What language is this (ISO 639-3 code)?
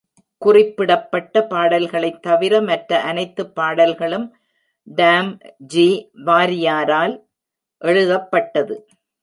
tam